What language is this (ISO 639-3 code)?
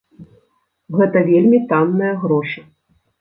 bel